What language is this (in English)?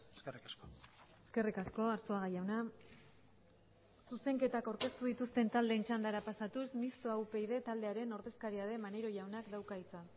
Basque